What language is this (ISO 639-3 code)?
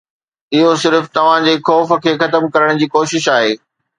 snd